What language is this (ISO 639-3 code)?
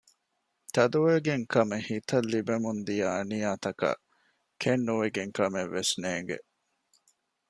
div